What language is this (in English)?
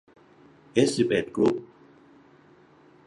Thai